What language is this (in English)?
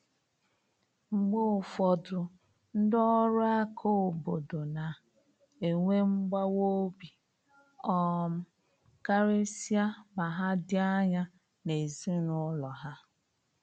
Igbo